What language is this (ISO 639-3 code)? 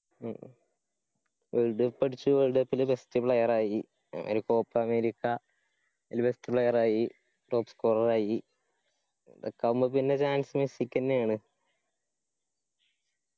mal